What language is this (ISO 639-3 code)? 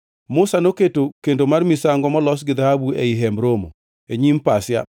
luo